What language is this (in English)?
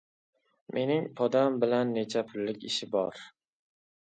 Uzbek